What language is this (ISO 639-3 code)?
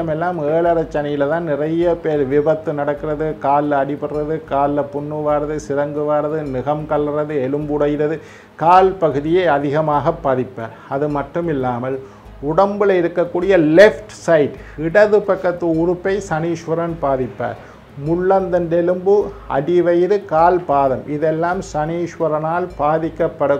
ind